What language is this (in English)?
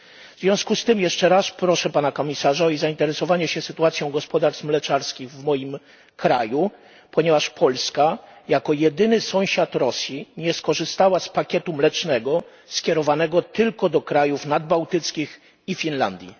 Polish